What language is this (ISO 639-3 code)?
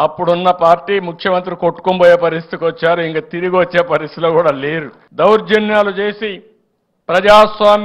tel